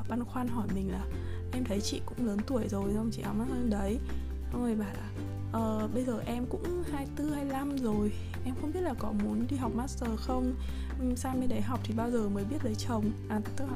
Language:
Vietnamese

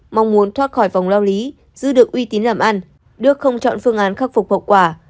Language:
Vietnamese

